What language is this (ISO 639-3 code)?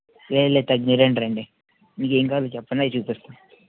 tel